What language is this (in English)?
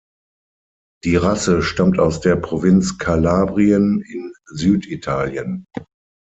German